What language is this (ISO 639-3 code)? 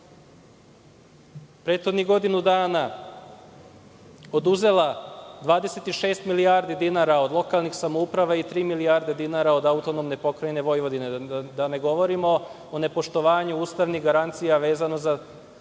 srp